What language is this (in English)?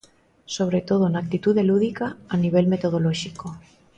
Galician